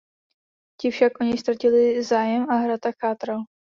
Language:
Czech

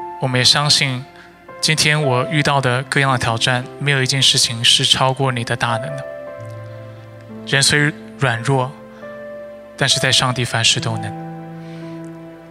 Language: Chinese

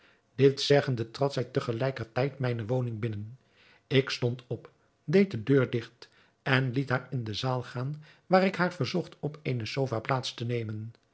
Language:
Dutch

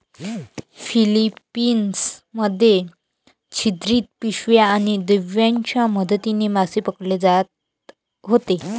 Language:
Marathi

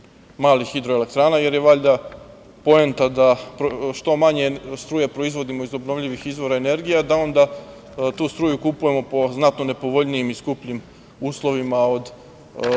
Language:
Serbian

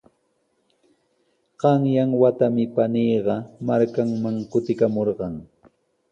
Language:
Sihuas Ancash Quechua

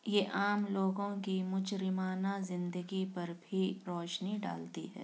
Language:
Urdu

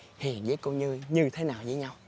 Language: Vietnamese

